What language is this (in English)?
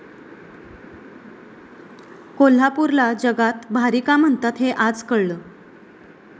Marathi